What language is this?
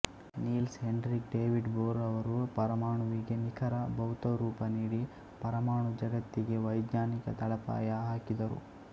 Kannada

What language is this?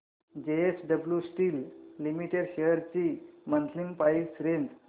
Marathi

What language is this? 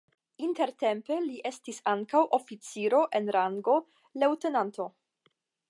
Esperanto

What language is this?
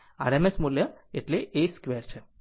Gujarati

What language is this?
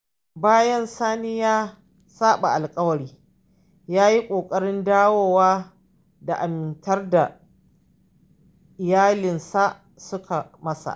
Hausa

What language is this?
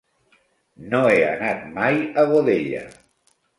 Catalan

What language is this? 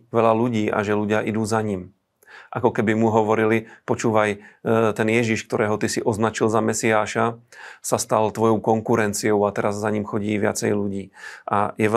Slovak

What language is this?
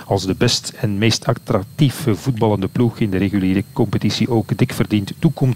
Dutch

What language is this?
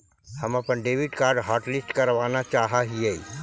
Magahi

